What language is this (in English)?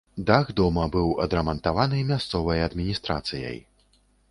Belarusian